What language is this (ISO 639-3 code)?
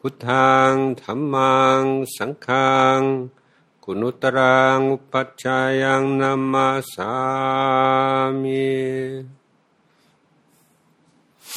tha